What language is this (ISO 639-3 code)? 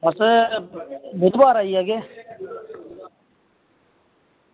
doi